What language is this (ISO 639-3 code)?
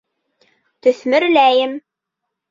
bak